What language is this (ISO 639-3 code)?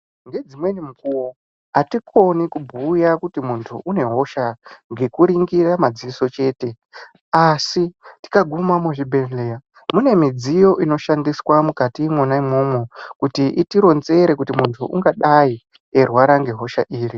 ndc